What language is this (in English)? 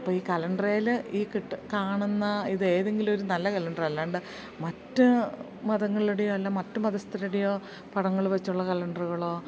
Malayalam